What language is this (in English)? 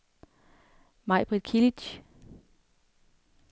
Danish